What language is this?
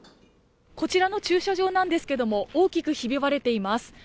Japanese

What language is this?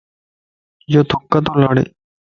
Lasi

